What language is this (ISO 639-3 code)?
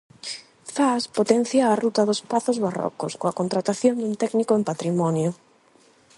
glg